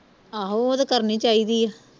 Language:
Punjabi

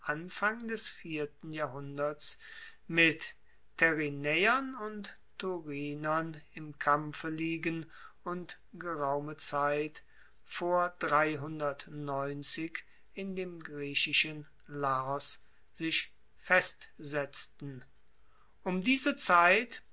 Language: German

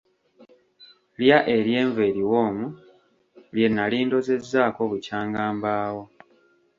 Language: Ganda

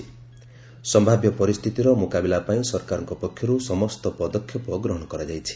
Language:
Odia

